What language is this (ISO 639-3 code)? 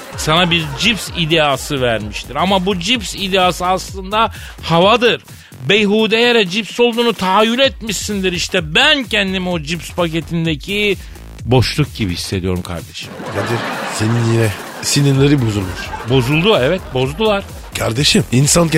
tur